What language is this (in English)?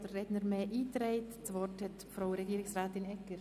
Swiss German